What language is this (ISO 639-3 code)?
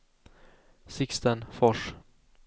swe